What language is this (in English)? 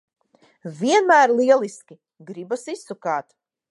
Latvian